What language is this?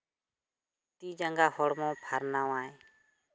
Santali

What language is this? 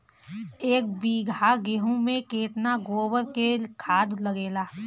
Bhojpuri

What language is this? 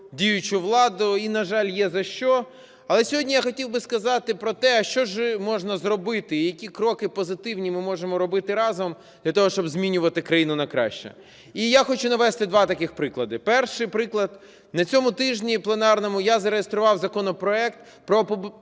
Ukrainian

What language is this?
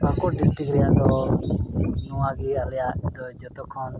Santali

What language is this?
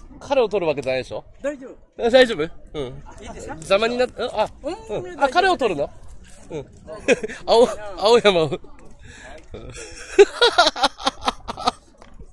Japanese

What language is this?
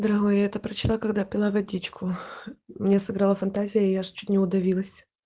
Russian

